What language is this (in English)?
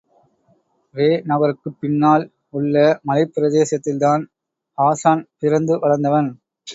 Tamil